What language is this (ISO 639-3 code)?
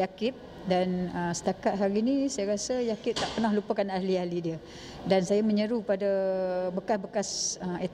msa